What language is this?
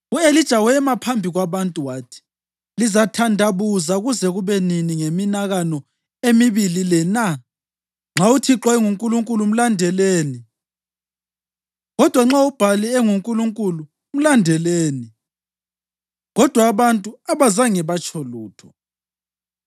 North Ndebele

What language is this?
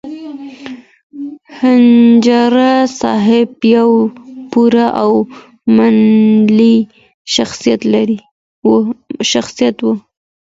Pashto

